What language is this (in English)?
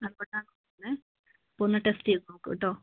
Malayalam